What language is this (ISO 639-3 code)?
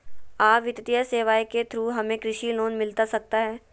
mag